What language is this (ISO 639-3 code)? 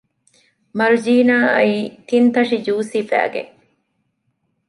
div